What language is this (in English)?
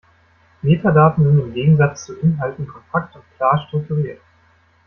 German